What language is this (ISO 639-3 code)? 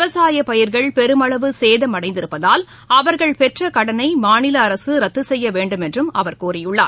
tam